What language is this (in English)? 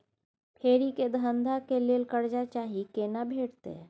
Maithili